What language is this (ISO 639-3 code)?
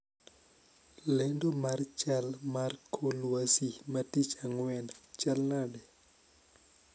luo